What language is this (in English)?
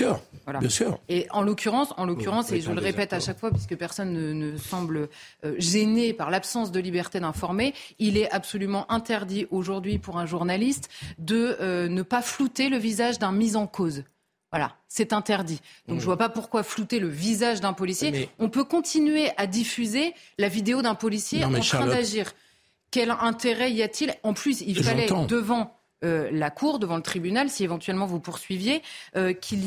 French